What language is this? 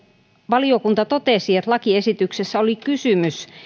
Finnish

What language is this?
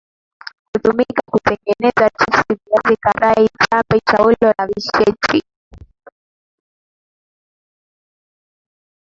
Swahili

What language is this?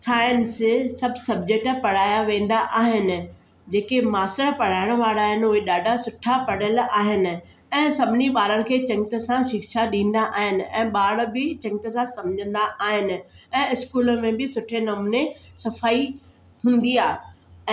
Sindhi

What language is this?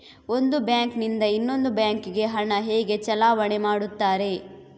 Kannada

